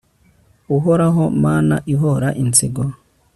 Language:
Kinyarwanda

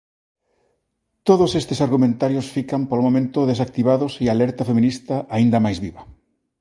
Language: Galician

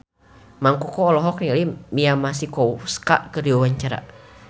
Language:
Sundanese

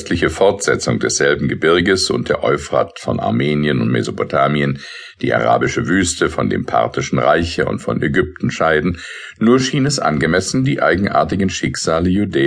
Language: German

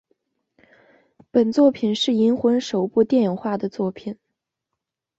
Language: Chinese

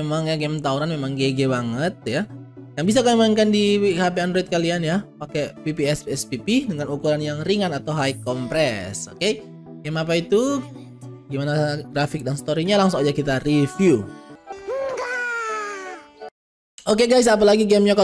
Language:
Indonesian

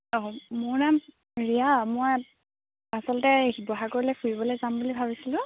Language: Assamese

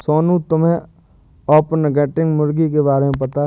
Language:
Hindi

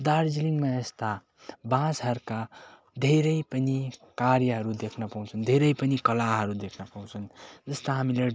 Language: Nepali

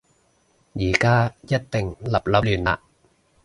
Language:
Cantonese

